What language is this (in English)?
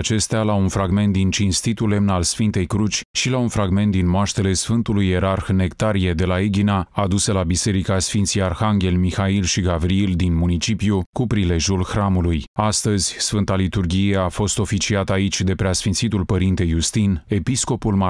Romanian